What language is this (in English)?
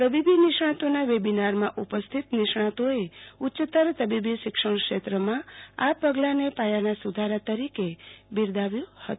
Gujarati